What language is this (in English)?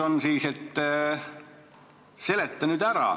Estonian